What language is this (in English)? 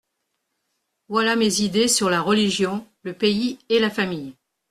French